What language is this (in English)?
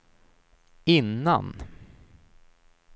Swedish